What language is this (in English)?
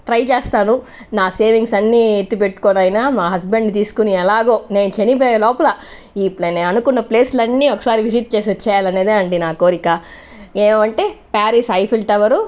Telugu